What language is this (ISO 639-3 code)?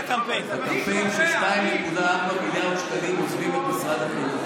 heb